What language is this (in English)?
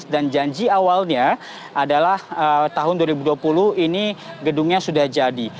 Indonesian